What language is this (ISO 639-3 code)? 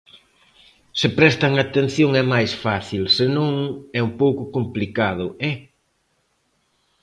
glg